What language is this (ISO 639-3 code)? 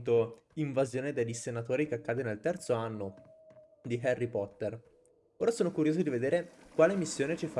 ita